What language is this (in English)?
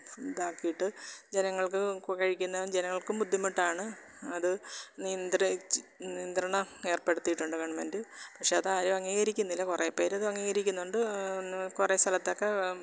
Malayalam